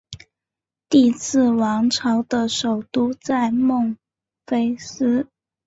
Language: Chinese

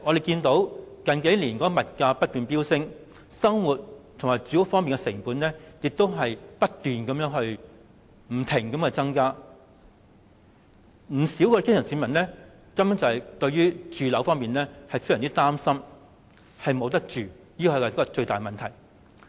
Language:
Cantonese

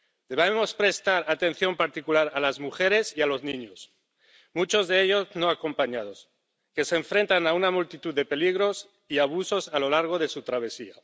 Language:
Spanish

